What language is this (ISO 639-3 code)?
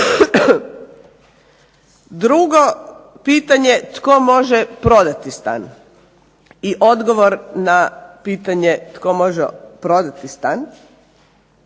hrv